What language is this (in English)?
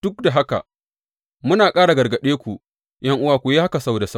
Hausa